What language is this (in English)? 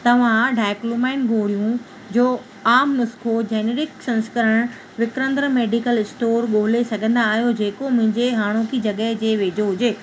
Sindhi